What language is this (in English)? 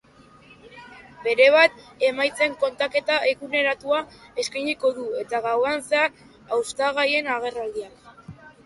Basque